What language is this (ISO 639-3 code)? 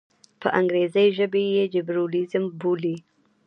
pus